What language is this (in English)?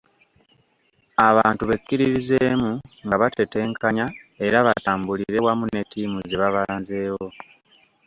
Ganda